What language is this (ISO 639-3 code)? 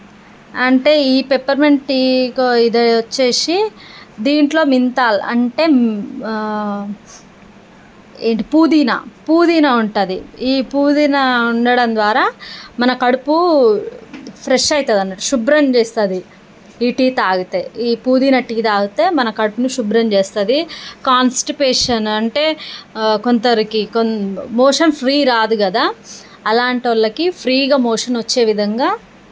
tel